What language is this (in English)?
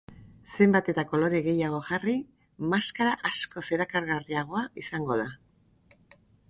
Basque